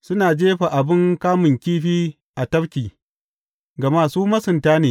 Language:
Hausa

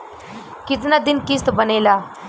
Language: Bhojpuri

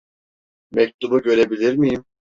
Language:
Turkish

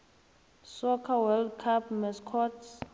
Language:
South Ndebele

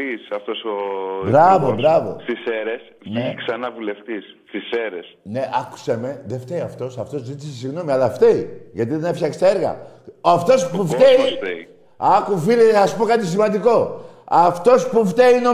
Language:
Greek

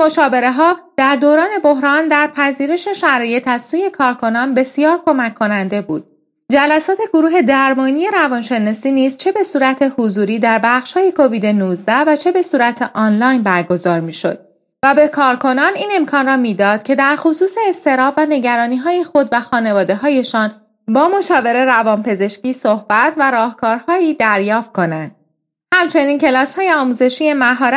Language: Persian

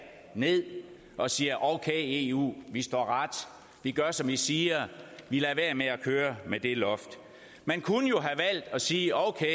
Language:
Danish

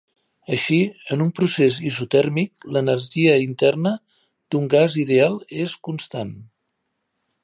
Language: Catalan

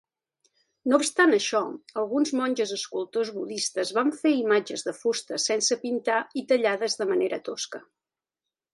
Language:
Catalan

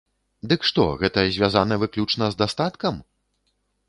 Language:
Belarusian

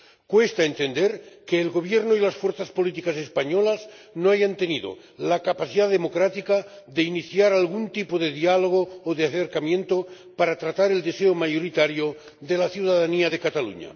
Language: Spanish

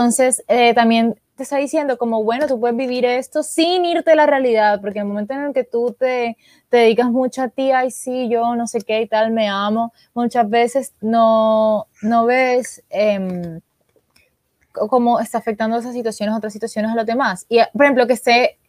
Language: Spanish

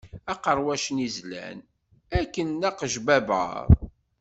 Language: Kabyle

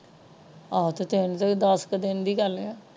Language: Punjabi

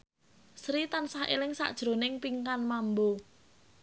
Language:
Javanese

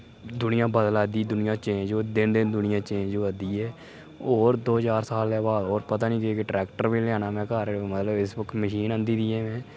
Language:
Dogri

